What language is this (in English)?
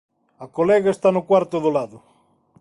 Galician